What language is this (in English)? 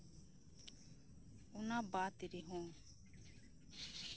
Santali